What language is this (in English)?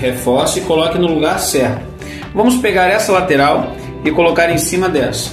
Portuguese